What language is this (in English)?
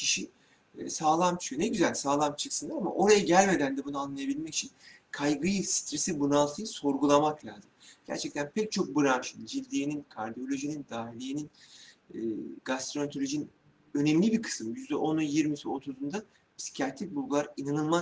Turkish